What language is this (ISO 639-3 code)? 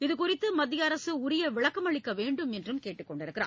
tam